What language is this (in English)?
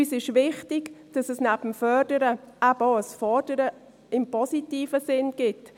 Swiss German